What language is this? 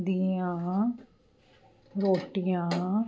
Punjabi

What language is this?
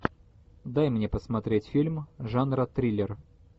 Russian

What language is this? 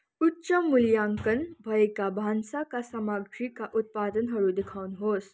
Nepali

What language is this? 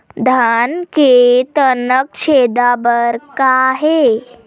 Chhattisgarhi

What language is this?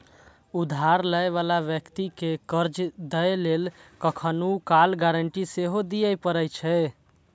Maithili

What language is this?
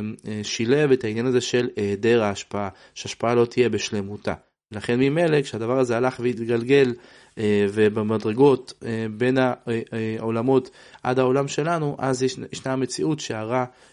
Hebrew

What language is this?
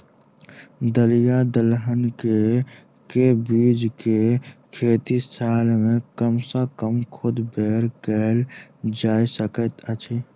Maithili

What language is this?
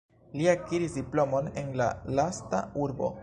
Esperanto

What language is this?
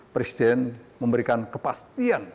Indonesian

